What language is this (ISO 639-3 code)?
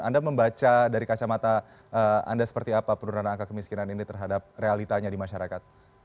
ind